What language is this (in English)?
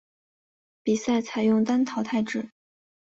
Chinese